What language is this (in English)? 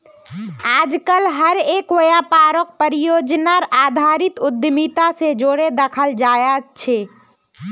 Magahi